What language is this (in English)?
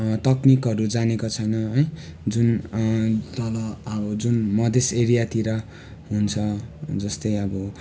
Nepali